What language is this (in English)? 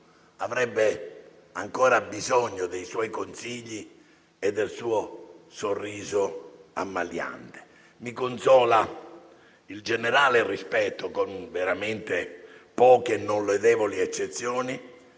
Italian